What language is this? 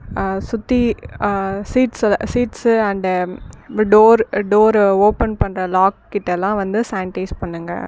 Tamil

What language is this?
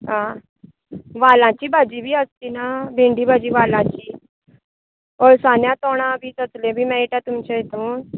Konkani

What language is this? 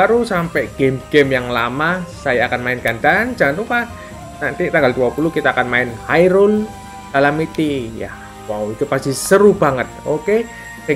Indonesian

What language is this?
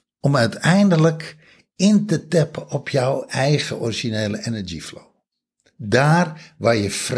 Dutch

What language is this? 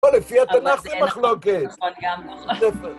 Hebrew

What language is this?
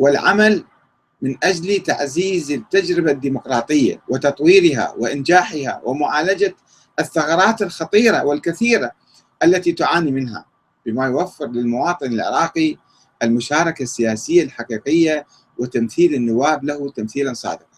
Arabic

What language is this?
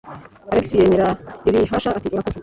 Kinyarwanda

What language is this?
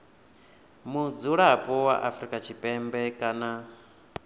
Venda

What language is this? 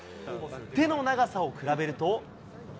Japanese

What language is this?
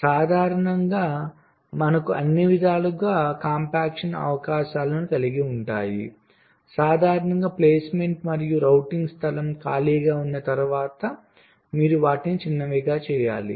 Telugu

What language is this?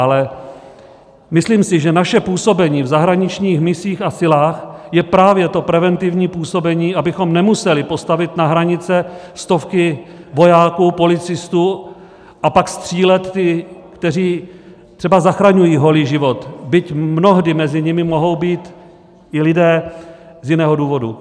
Czech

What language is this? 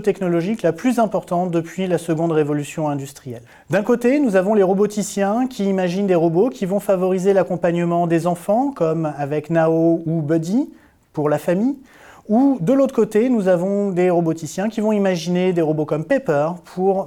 French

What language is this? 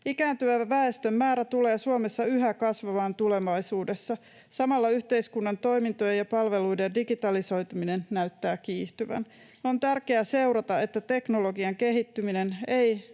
Finnish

